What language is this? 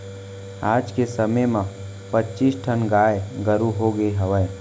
Chhattisgarhi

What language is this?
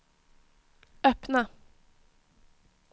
Swedish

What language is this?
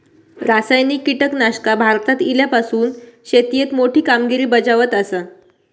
Marathi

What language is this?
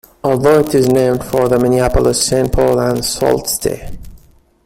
English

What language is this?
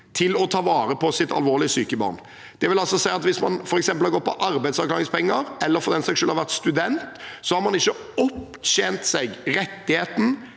Norwegian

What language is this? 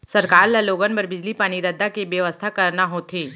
Chhattisgarhi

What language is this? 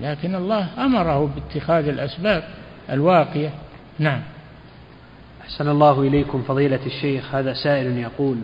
Arabic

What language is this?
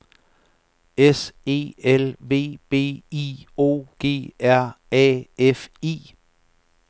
Danish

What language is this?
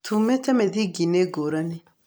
Kikuyu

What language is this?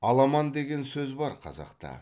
Kazakh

